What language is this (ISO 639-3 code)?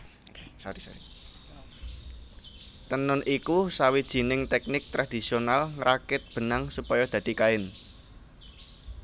jav